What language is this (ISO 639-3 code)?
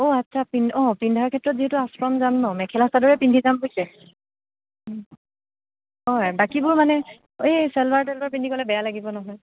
asm